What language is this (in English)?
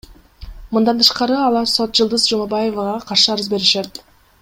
Kyrgyz